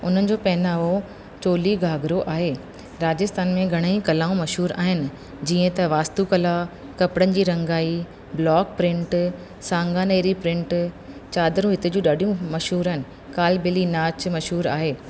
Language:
Sindhi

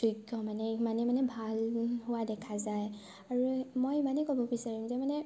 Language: Assamese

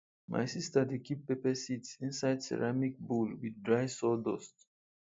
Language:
Nigerian Pidgin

